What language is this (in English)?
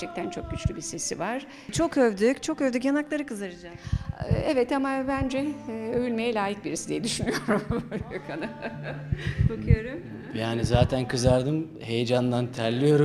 Turkish